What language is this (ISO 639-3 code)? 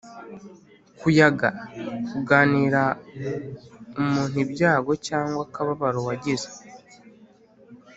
kin